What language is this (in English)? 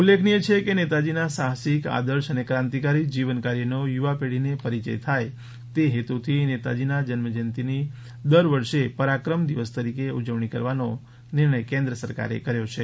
Gujarati